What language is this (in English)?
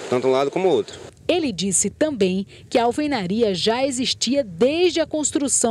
Portuguese